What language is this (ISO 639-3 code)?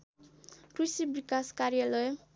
nep